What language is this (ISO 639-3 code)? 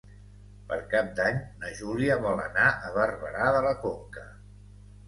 cat